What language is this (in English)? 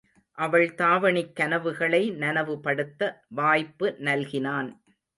Tamil